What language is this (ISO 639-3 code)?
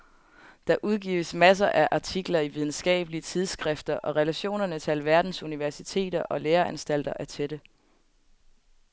dan